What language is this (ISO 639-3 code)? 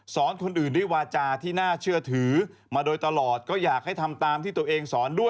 tha